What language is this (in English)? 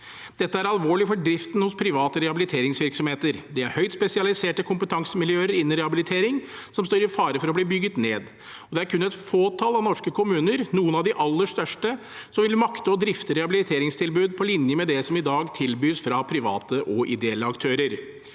Norwegian